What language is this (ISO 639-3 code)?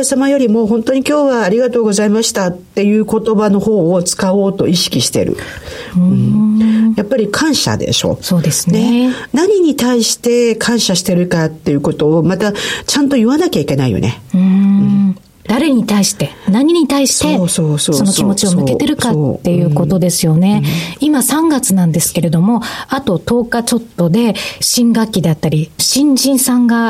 jpn